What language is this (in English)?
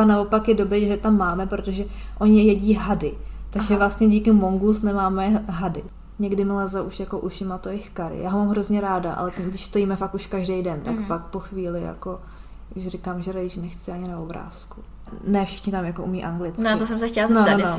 Czech